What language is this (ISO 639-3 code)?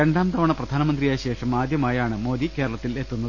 mal